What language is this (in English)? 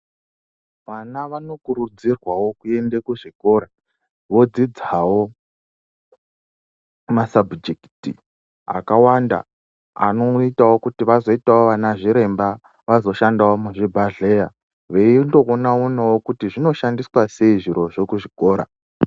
Ndau